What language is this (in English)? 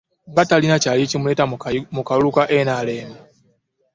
Ganda